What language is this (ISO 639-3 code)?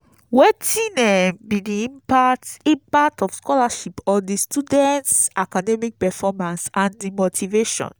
pcm